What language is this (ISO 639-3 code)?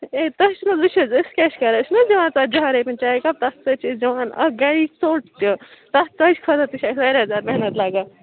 kas